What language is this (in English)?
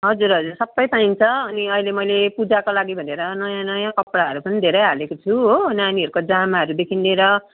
Nepali